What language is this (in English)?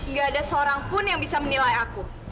Indonesian